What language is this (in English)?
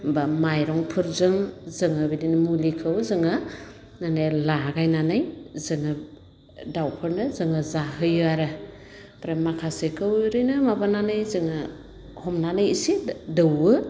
Bodo